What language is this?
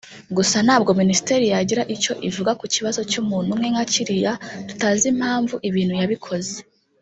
Kinyarwanda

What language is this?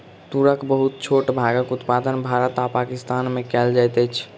Maithili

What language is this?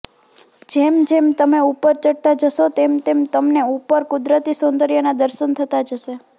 Gujarati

